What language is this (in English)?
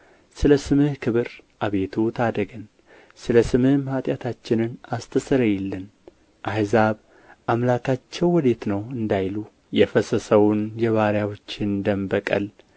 Amharic